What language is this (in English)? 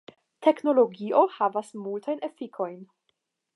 Esperanto